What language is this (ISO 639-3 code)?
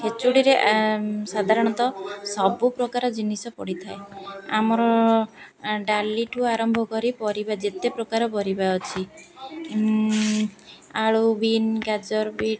ori